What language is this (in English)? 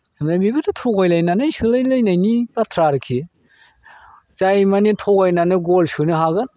Bodo